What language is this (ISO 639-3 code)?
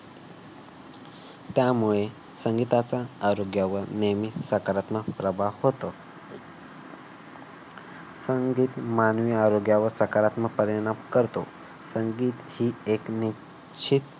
mar